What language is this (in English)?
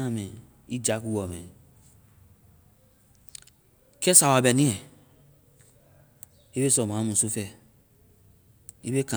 Vai